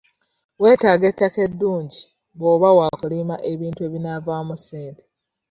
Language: Ganda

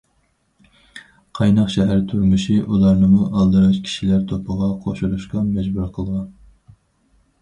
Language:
Uyghur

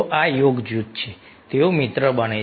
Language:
Gujarati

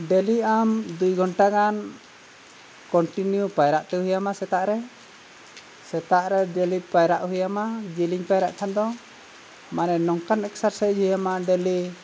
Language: Santali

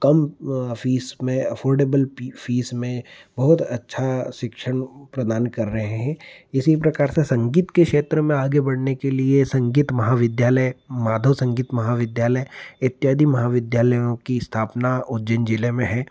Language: Hindi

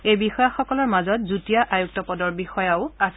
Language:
Assamese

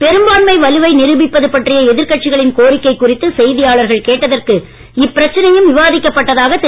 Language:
Tamil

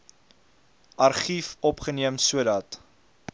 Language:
Afrikaans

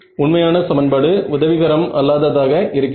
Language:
Tamil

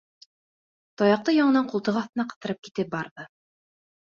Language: Bashkir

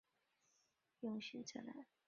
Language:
Chinese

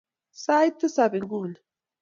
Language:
Kalenjin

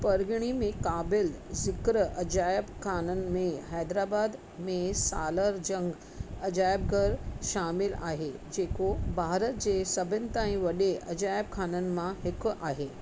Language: Sindhi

